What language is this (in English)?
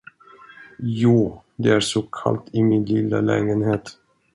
Swedish